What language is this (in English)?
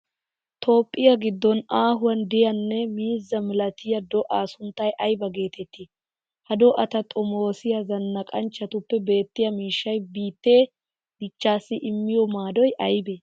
Wolaytta